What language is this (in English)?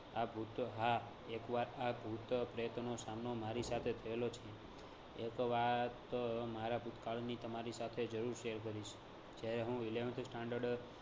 Gujarati